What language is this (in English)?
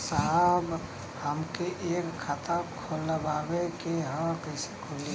Bhojpuri